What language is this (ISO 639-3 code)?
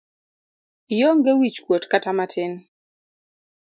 luo